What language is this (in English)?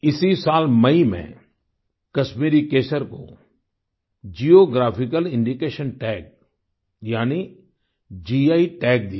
Hindi